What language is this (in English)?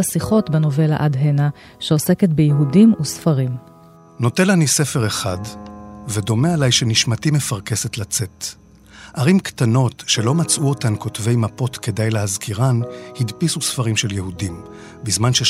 Hebrew